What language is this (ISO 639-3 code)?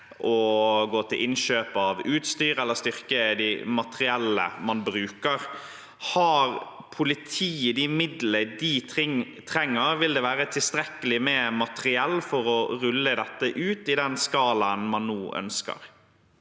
nor